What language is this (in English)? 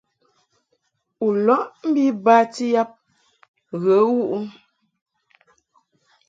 Mungaka